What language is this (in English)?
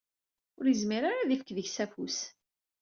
Kabyle